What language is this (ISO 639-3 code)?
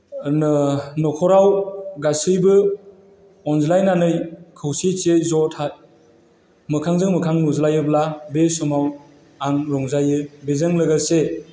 brx